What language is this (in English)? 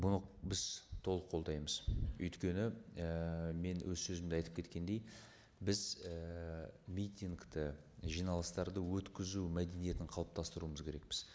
Kazakh